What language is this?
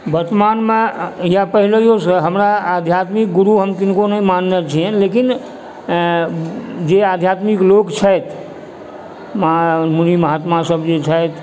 Maithili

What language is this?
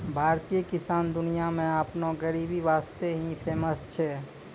Maithili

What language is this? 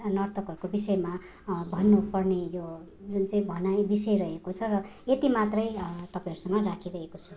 Nepali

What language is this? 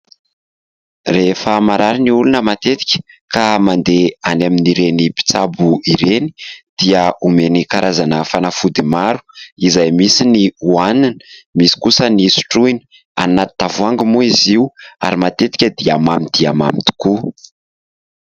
Malagasy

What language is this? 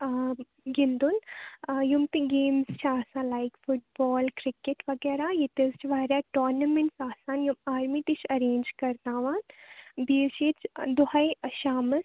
Kashmiri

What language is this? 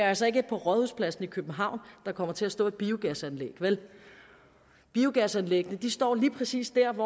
Danish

